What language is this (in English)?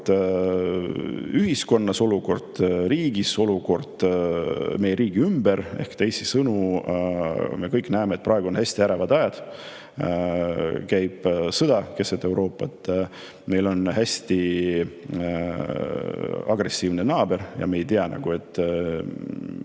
Estonian